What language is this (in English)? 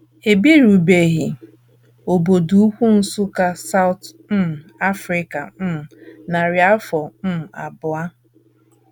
Igbo